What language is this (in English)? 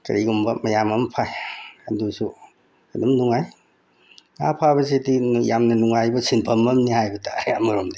Manipuri